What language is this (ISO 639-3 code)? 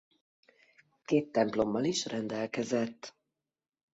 hun